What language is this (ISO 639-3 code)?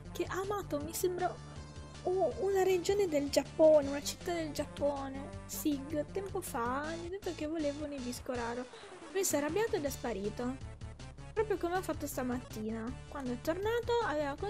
ita